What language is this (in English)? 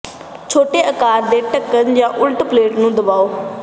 Punjabi